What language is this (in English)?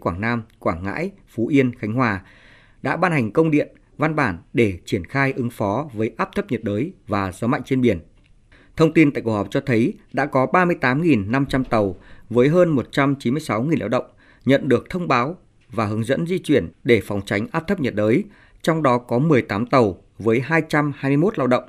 Vietnamese